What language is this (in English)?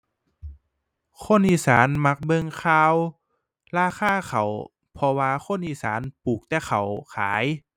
Thai